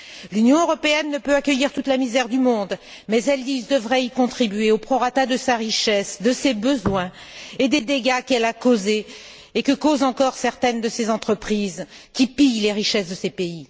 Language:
French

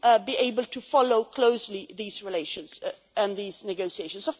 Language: English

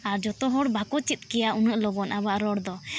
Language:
Santali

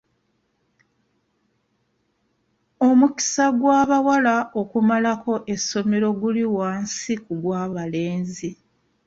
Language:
Ganda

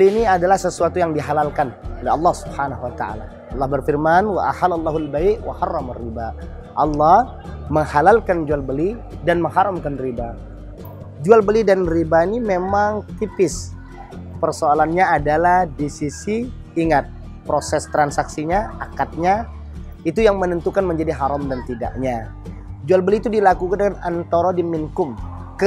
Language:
Indonesian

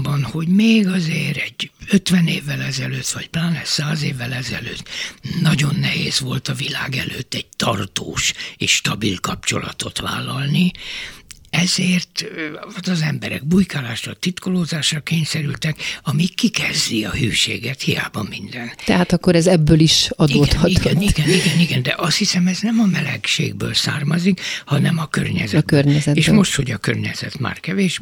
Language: Hungarian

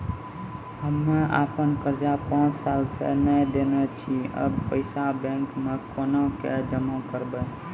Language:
Maithili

